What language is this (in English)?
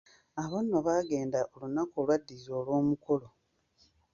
Ganda